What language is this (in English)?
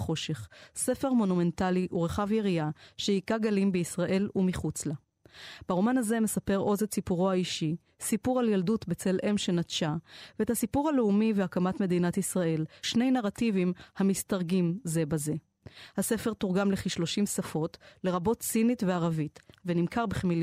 Hebrew